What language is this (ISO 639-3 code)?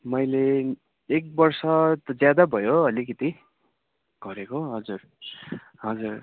nep